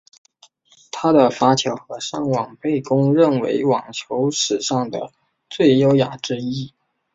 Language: Chinese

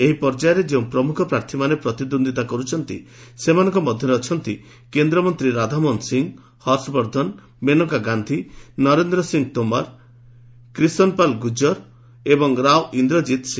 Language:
Odia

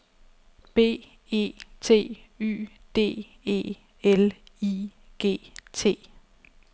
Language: Danish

